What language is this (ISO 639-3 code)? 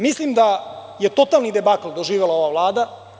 srp